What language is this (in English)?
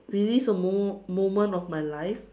English